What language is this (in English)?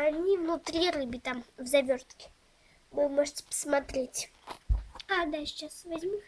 Russian